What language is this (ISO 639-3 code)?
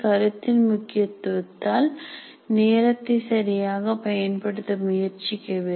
tam